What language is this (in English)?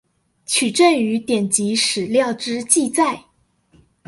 Chinese